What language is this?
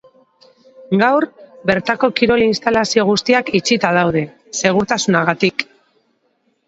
Basque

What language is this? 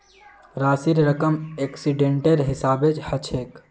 Magahi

